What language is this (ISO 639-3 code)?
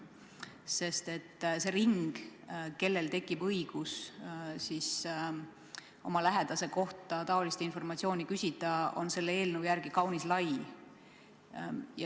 est